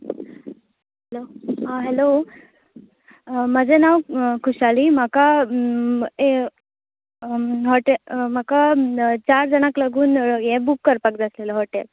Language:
Konkani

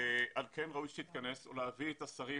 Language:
Hebrew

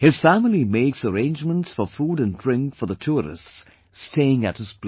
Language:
English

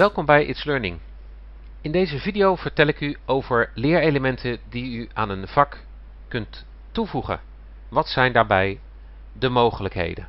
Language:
Dutch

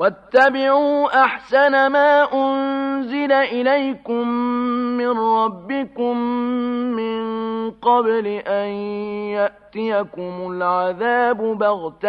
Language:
Arabic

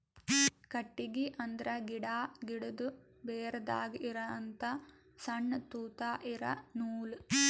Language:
Kannada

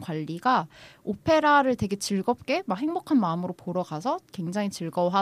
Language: Korean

